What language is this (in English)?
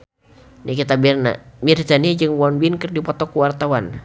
Sundanese